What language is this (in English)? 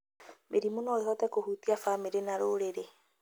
Kikuyu